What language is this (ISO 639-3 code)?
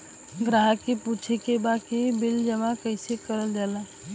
bho